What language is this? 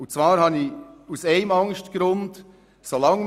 Swiss German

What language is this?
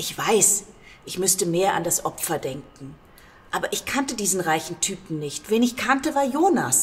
German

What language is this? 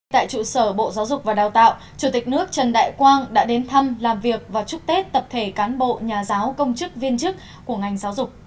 Vietnamese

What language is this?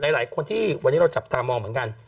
Thai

